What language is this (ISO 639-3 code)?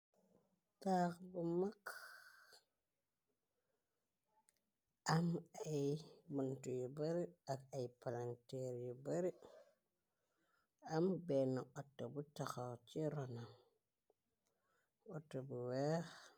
wol